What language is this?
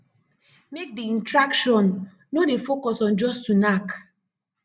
Nigerian Pidgin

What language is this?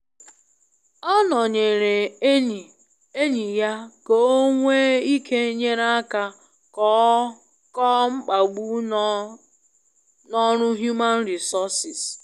Igbo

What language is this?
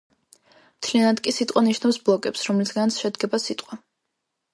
Georgian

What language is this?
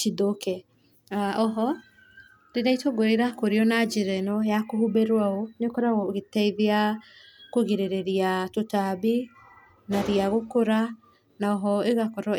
Kikuyu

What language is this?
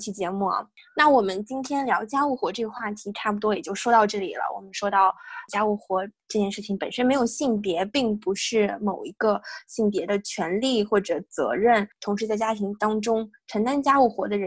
Chinese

